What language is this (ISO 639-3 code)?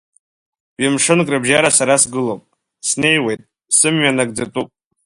abk